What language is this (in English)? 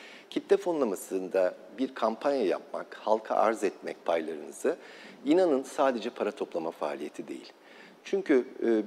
Turkish